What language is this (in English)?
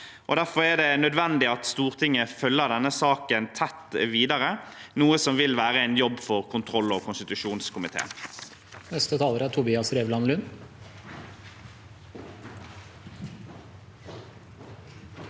Norwegian